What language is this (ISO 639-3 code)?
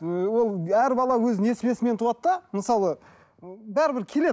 kaz